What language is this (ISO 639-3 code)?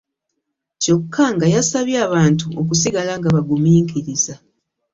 lug